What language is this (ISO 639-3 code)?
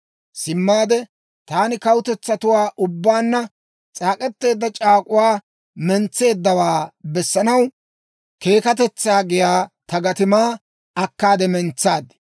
dwr